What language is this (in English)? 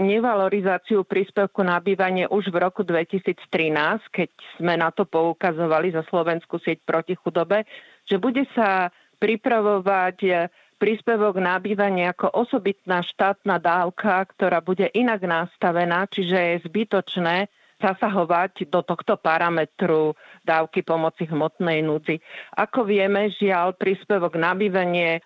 Slovak